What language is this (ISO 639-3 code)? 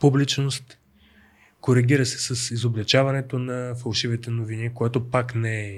bul